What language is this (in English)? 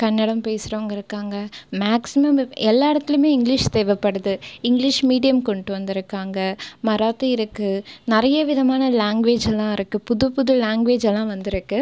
Tamil